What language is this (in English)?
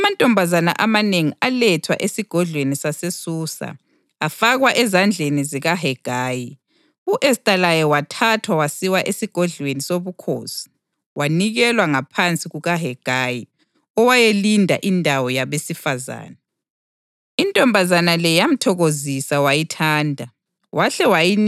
North Ndebele